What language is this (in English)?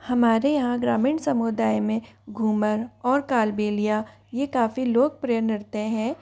Hindi